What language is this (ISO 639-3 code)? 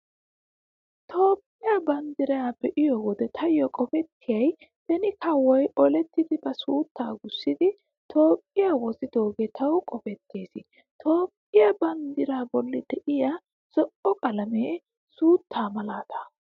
wal